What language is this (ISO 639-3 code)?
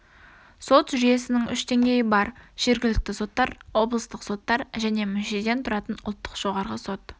kaz